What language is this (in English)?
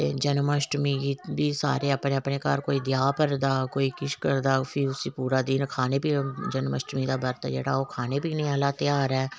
Dogri